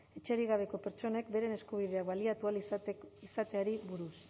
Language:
Basque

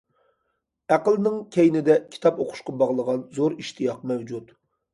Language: Uyghur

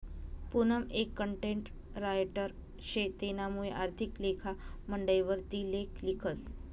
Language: Marathi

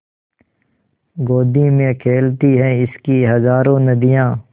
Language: Hindi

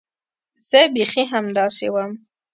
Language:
Pashto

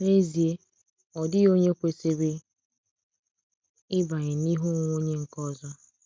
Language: Igbo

